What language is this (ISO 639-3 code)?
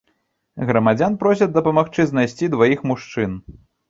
bel